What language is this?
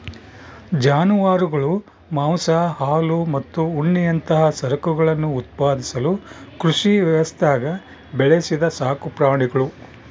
Kannada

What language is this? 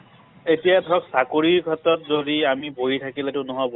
Assamese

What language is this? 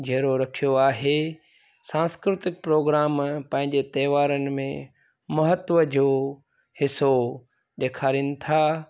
Sindhi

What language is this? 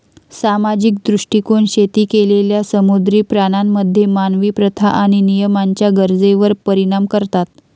Marathi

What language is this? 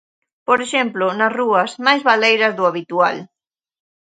Galician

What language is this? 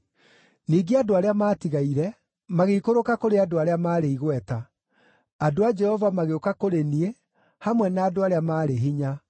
Kikuyu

